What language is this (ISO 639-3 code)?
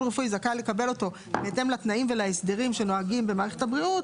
heb